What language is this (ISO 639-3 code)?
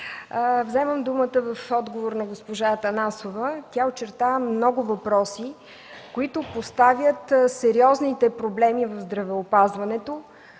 bul